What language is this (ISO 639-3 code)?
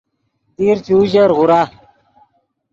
ydg